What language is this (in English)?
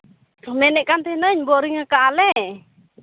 Santali